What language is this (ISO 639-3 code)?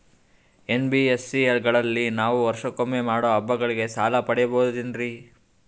kan